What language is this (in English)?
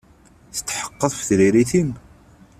Kabyle